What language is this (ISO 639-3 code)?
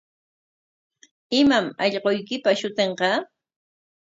qwa